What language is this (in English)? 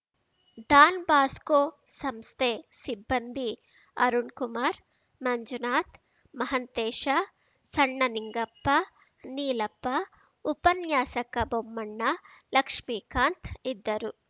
Kannada